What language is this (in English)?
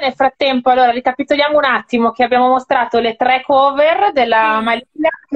Italian